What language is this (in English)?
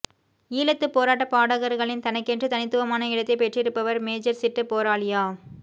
Tamil